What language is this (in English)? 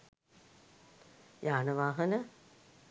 Sinhala